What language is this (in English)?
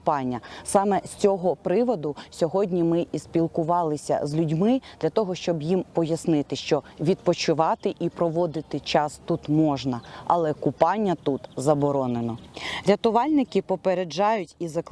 Ukrainian